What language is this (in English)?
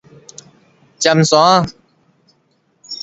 Min Nan Chinese